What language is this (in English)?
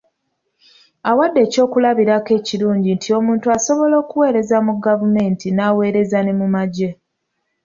Ganda